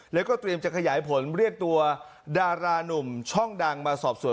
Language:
Thai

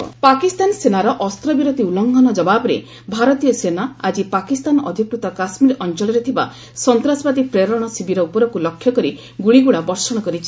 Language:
Odia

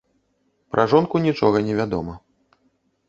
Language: Belarusian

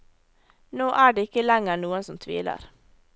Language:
Norwegian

